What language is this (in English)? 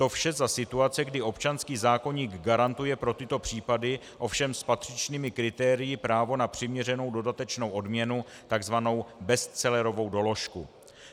Czech